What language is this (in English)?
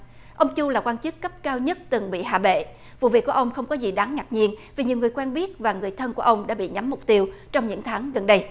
Vietnamese